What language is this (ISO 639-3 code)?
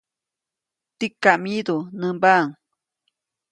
zoc